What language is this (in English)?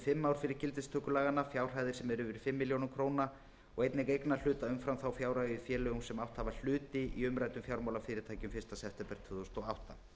Icelandic